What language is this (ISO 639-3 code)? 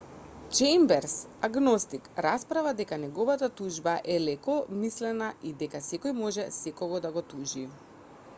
mkd